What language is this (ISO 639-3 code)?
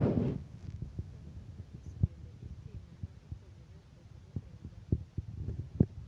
luo